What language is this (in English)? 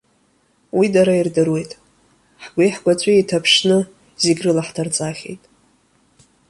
Abkhazian